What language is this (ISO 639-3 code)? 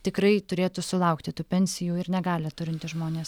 lit